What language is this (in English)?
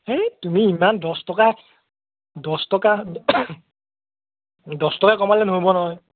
Assamese